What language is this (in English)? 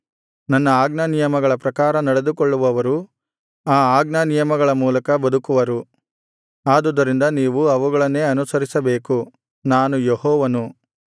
Kannada